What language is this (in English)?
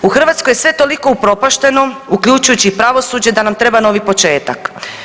Croatian